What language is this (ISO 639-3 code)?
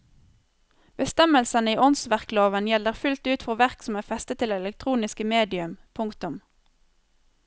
nor